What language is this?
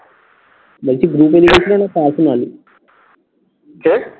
Bangla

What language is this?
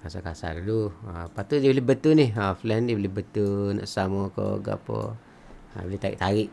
Malay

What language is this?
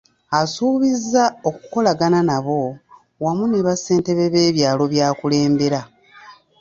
Ganda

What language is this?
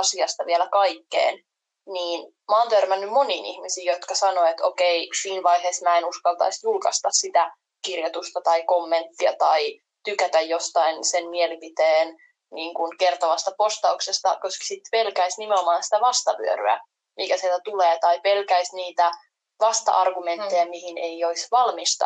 Finnish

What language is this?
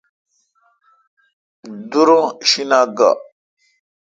Kalkoti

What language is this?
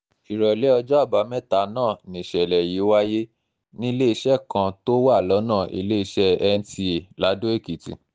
Yoruba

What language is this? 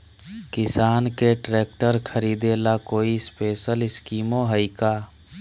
Magahi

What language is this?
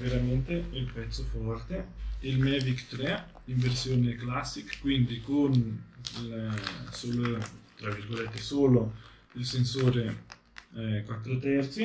Italian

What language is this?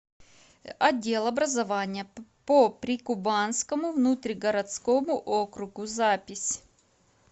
Russian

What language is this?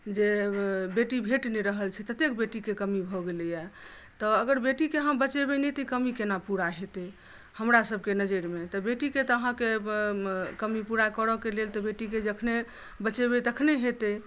Maithili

